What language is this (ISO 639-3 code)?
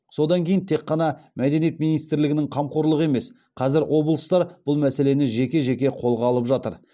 kaz